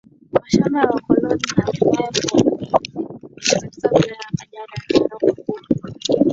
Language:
Swahili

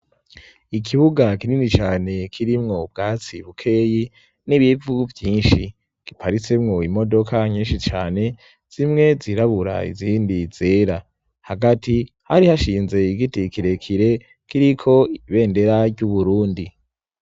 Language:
Rundi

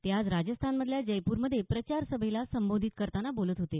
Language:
Marathi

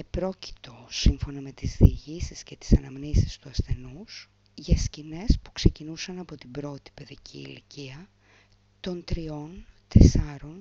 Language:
Greek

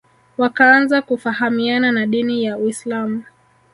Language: Swahili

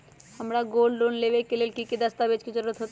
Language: Magahi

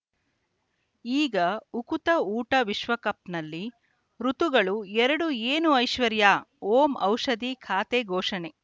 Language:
Kannada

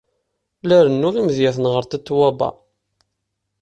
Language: Kabyle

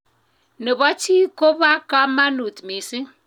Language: Kalenjin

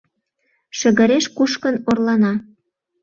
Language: Mari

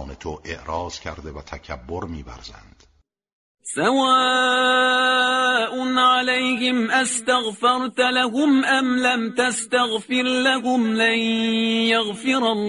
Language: Persian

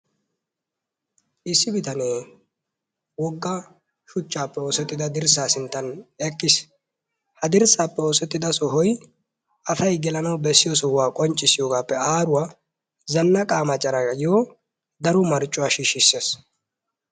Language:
Wolaytta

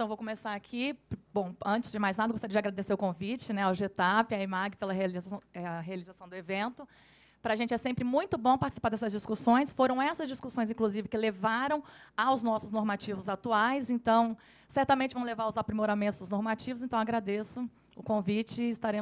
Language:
Portuguese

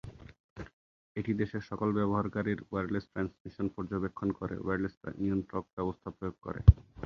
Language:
Bangla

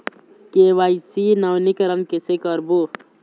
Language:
Chhattisgarhi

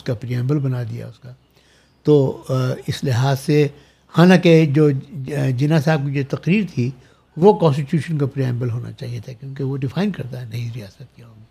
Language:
Urdu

